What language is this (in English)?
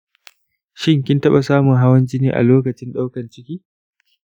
Hausa